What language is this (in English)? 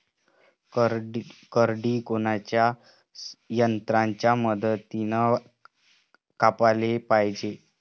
Marathi